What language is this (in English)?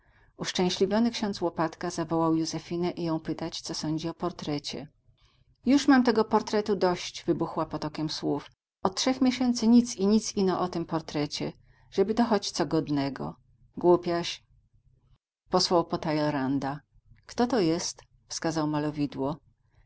Polish